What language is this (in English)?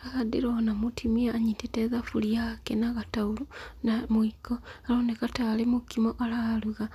Kikuyu